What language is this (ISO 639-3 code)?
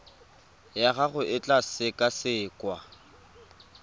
tsn